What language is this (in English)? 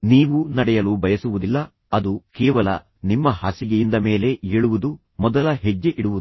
Kannada